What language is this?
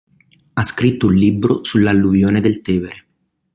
Italian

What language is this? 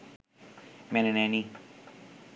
Bangla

